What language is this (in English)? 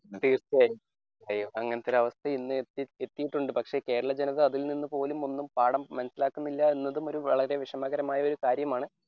Malayalam